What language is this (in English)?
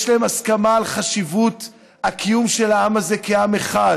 Hebrew